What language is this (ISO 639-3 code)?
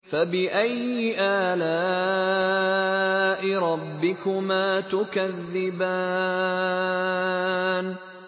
ara